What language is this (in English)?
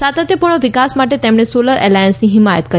Gujarati